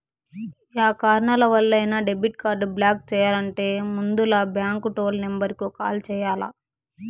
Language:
Telugu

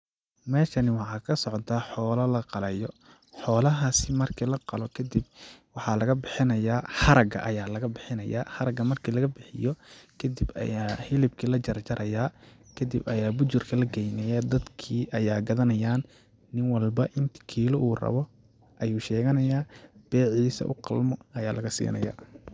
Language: Somali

